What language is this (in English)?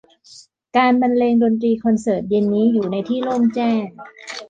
Thai